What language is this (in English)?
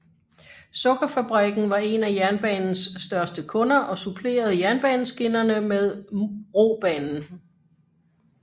Danish